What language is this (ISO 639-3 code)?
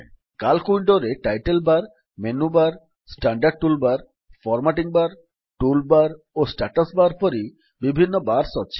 ori